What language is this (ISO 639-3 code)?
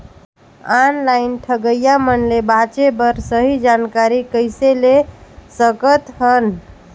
hne